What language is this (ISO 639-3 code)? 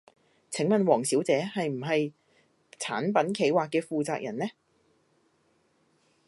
yue